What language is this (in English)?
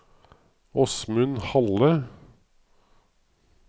Norwegian